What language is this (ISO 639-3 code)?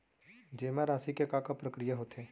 hne